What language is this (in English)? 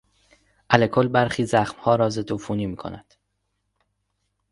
Persian